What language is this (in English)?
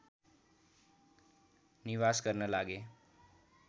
Nepali